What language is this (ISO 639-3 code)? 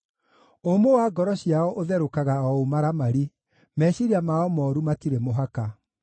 kik